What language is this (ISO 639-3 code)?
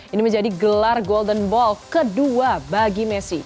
ind